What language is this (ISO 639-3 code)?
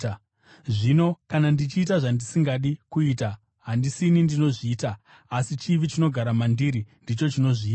sna